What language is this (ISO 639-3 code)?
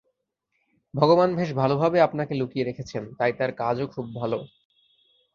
ben